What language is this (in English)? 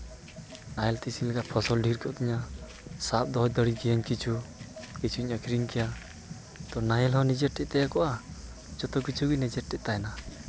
Santali